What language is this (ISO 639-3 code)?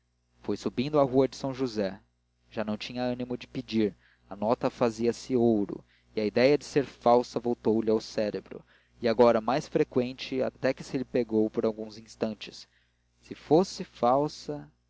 por